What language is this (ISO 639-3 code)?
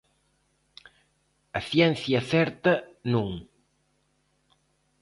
glg